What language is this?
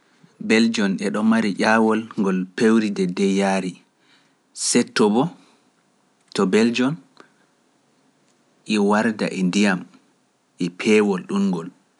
Pular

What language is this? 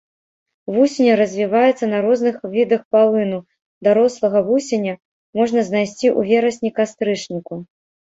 Belarusian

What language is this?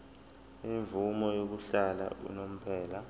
Zulu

